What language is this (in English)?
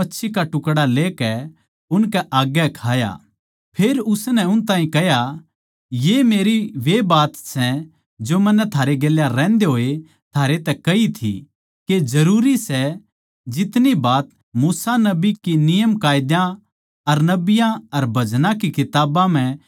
Haryanvi